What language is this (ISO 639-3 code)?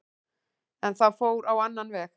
isl